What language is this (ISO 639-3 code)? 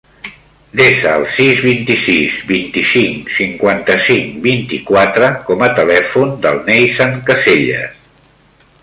cat